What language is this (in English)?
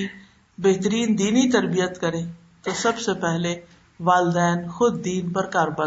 Urdu